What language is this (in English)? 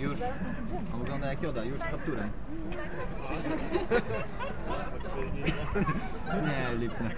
Polish